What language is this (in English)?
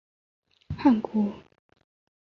Chinese